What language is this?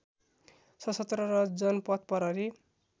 Nepali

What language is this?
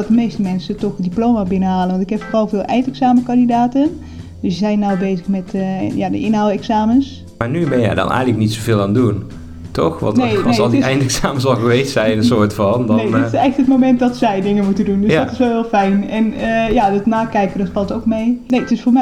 Dutch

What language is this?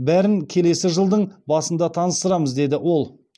Kazakh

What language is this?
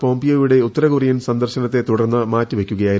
Malayalam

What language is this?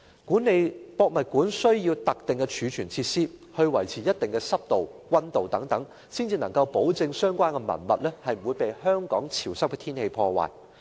Cantonese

